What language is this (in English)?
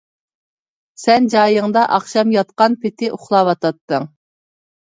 Uyghur